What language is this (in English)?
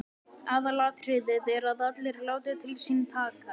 Icelandic